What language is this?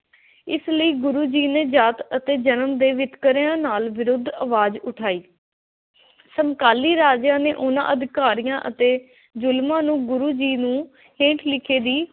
Punjabi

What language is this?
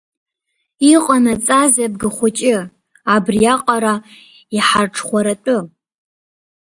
Abkhazian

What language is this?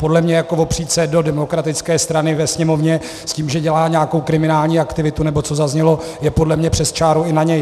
Czech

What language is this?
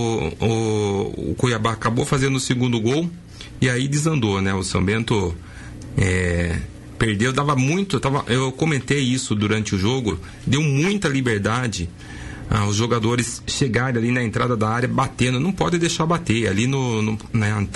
Portuguese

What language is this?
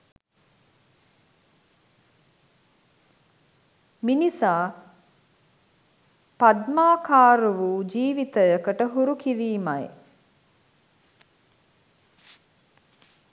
Sinhala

